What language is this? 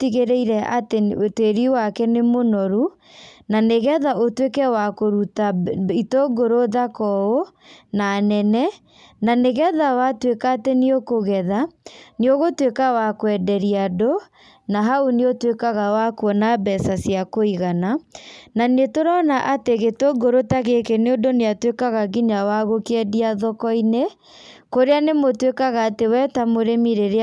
Kikuyu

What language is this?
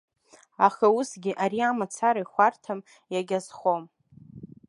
Abkhazian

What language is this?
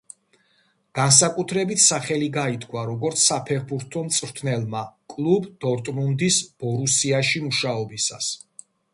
Georgian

